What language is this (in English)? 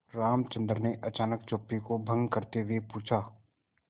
Hindi